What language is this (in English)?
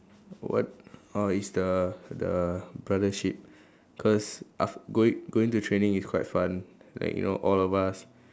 English